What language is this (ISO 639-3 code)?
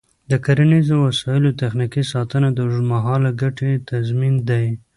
pus